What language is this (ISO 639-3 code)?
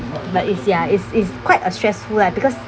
eng